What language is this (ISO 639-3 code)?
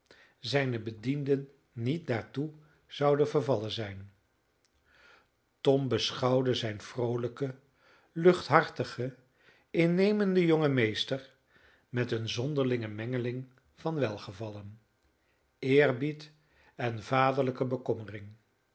nld